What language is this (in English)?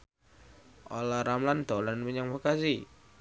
Javanese